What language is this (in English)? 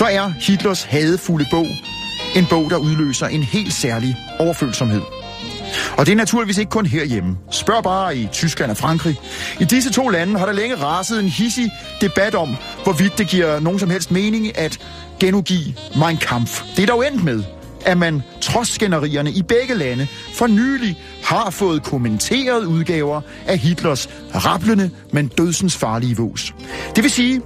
Danish